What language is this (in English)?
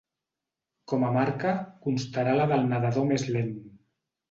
Catalan